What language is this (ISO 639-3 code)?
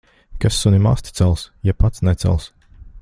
lav